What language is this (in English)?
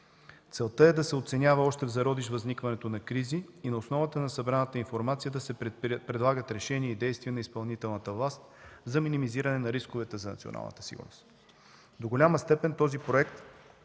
Bulgarian